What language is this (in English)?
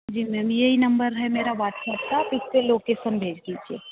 Hindi